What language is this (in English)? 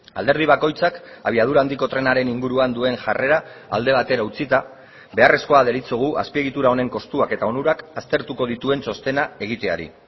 Basque